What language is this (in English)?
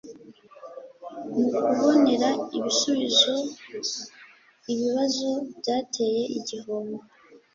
Kinyarwanda